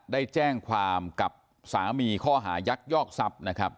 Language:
Thai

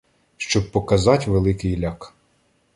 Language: Ukrainian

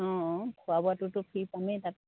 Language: Assamese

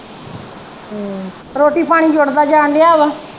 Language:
Punjabi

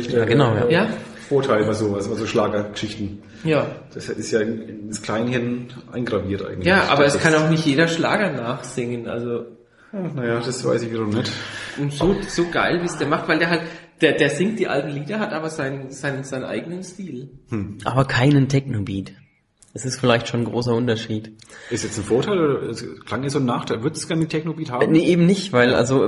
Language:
German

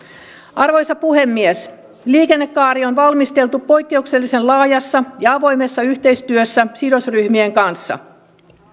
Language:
Finnish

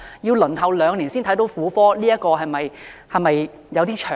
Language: Cantonese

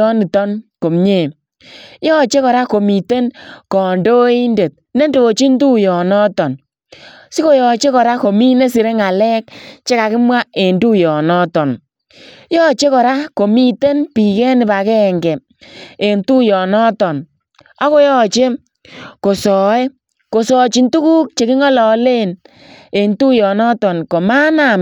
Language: Kalenjin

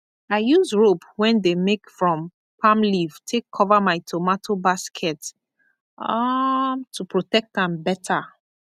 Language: Nigerian Pidgin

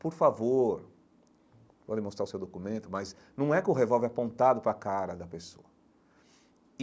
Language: Portuguese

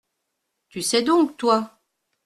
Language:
French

